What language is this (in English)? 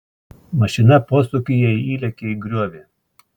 Lithuanian